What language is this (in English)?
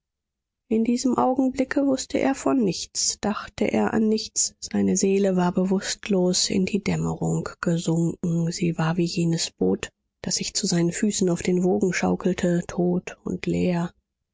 German